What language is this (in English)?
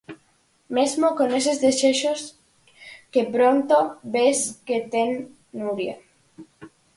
Galician